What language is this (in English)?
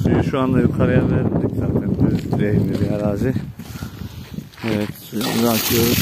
Turkish